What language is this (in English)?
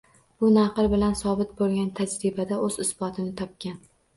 Uzbek